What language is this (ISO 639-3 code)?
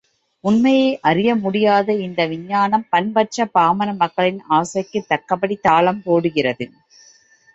tam